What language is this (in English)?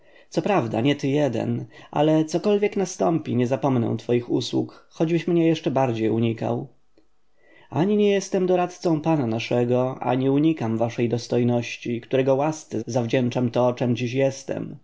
Polish